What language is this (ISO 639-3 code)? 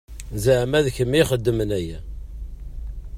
kab